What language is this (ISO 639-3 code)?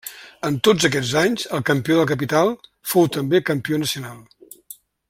cat